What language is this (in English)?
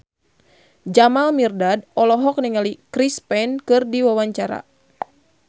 Sundanese